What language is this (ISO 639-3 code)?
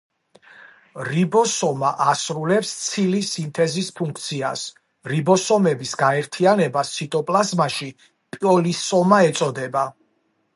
kat